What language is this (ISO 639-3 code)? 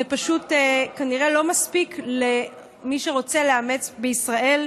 heb